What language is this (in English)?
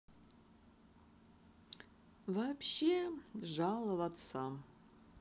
Russian